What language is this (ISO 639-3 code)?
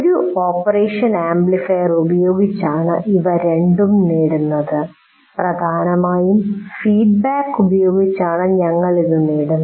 mal